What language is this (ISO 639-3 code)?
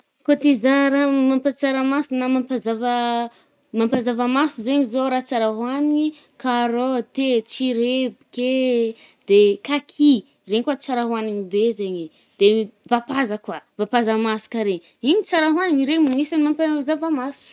bmm